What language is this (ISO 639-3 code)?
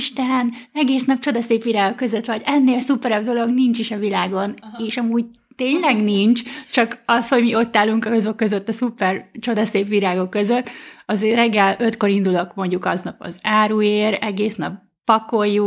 hun